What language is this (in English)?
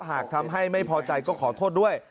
Thai